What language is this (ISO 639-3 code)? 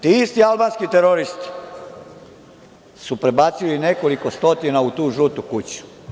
srp